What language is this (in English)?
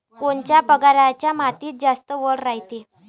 Marathi